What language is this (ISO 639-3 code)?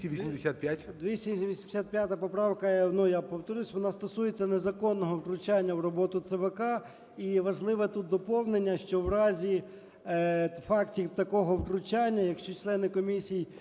ukr